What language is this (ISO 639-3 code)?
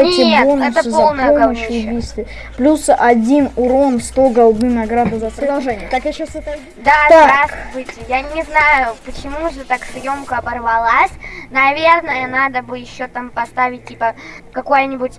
rus